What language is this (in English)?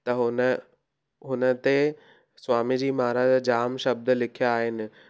Sindhi